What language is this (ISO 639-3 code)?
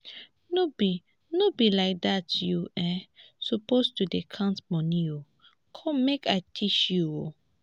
pcm